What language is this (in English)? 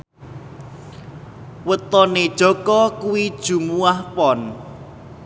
Javanese